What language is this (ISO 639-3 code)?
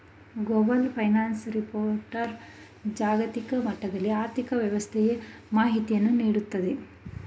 kan